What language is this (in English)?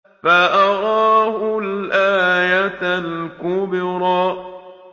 Arabic